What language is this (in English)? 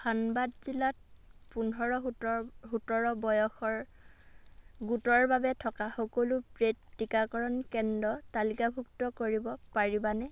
Assamese